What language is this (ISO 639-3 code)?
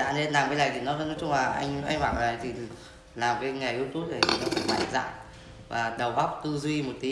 vie